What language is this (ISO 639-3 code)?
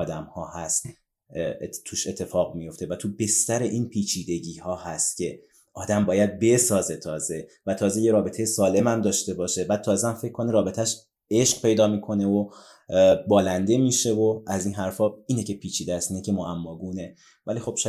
fas